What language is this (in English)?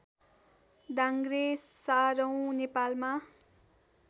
Nepali